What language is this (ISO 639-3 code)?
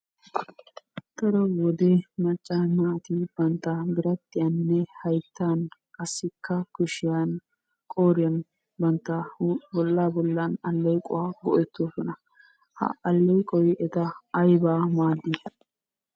wal